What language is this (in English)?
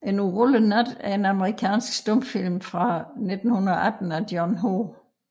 Danish